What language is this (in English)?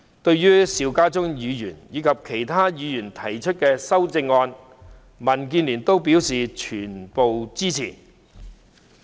Cantonese